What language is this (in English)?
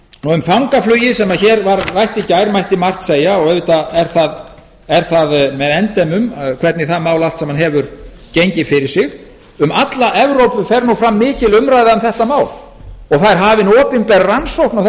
Icelandic